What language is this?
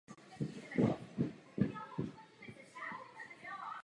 Czech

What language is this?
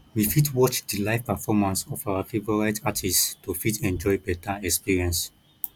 Nigerian Pidgin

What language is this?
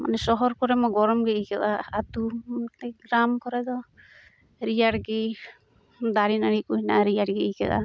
Santali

